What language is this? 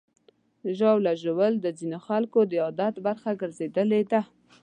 Pashto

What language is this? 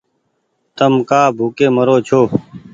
Goaria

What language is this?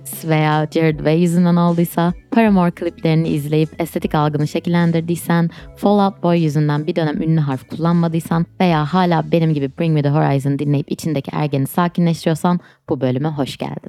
Turkish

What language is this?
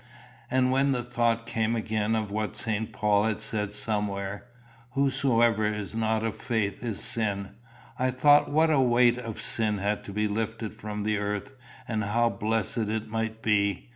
English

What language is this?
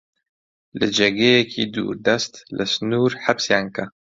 Central Kurdish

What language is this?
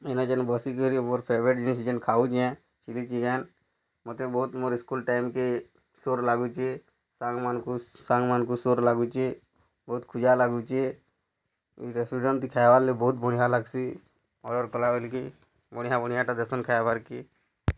Odia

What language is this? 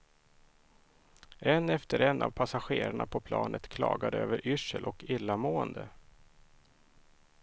Swedish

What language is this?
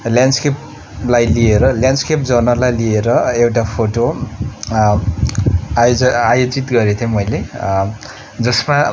Nepali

